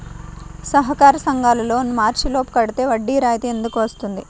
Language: Telugu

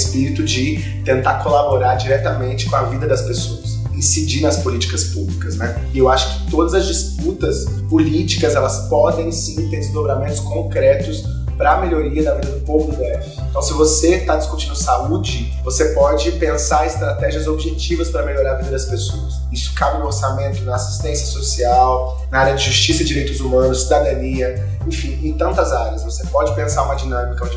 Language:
Portuguese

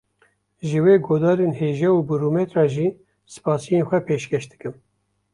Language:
Kurdish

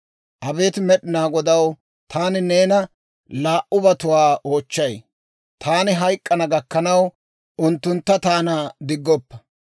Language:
Dawro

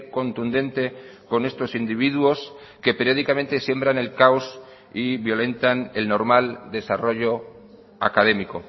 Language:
Spanish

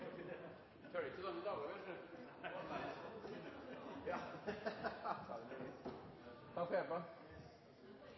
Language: Norwegian Nynorsk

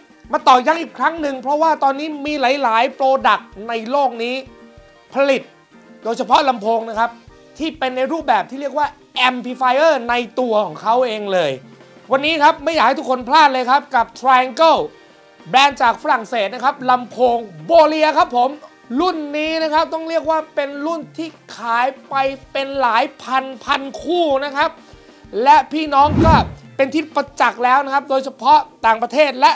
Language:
Thai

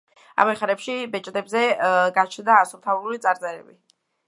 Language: Georgian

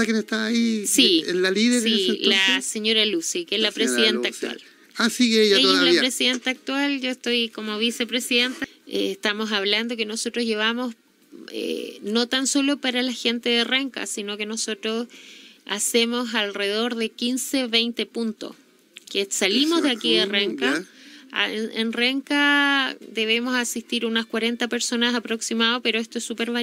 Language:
Spanish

